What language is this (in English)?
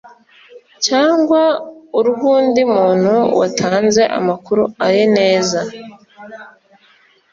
Kinyarwanda